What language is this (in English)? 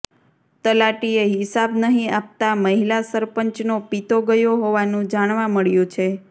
Gujarati